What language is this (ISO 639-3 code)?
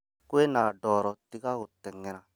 kik